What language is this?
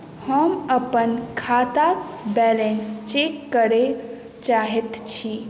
Maithili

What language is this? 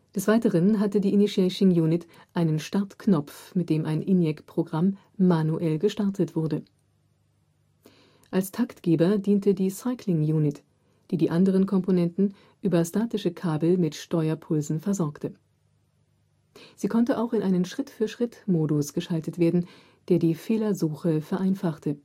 German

